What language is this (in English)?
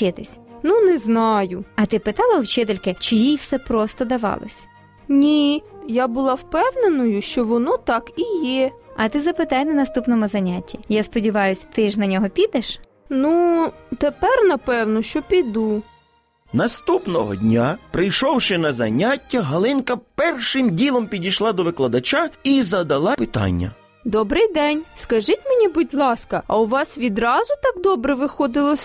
Ukrainian